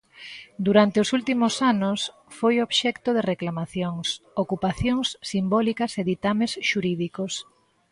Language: Galician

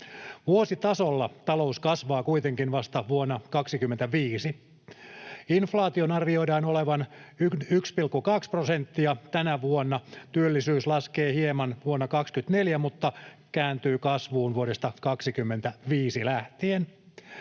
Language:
Finnish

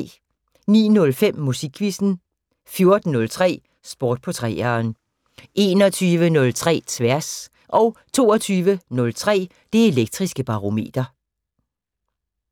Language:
Danish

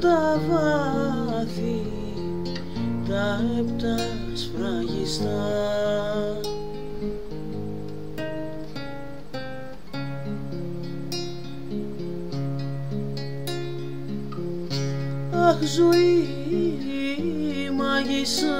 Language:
Greek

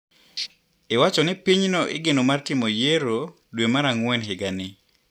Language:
Luo (Kenya and Tanzania)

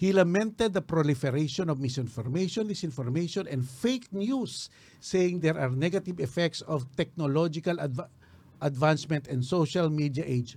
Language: Filipino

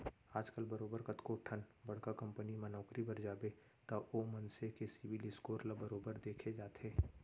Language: Chhattisgarhi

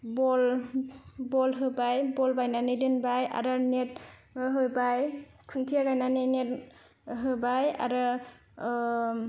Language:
Bodo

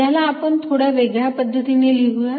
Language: Marathi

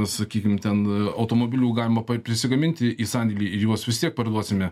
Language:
Lithuanian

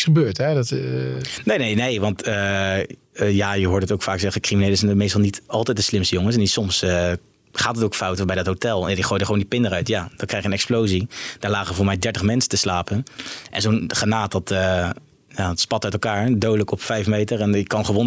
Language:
Dutch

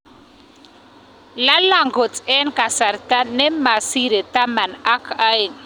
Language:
Kalenjin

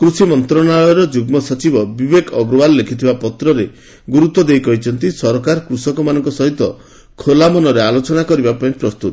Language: Odia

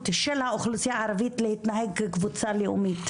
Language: Hebrew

